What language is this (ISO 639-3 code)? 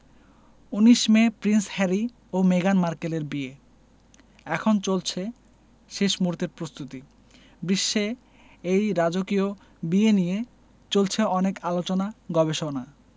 ben